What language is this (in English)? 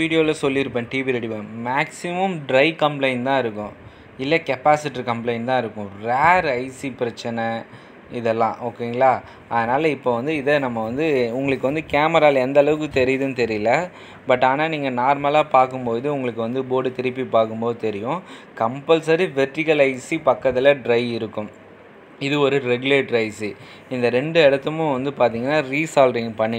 Hindi